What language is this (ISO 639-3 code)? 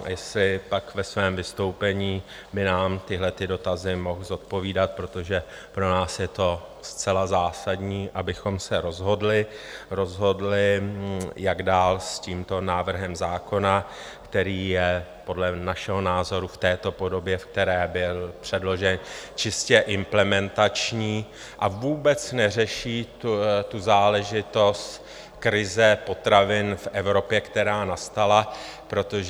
ces